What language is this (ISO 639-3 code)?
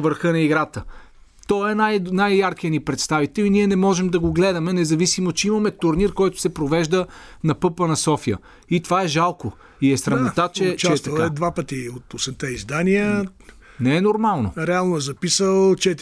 bul